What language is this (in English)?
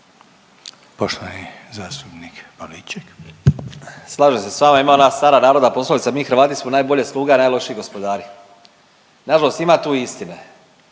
Croatian